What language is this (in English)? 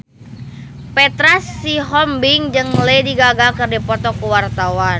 Sundanese